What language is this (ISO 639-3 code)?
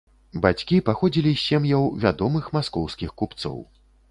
bel